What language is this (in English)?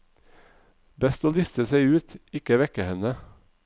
Norwegian